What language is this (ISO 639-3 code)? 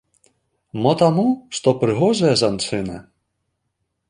bel